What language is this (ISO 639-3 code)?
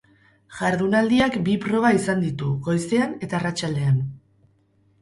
eus